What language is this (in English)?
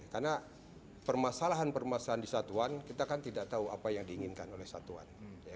Indonesian